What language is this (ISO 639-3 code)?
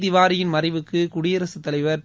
tam